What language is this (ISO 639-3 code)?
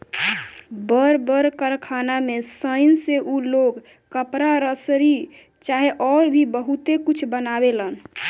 bho